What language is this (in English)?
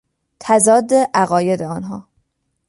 Persian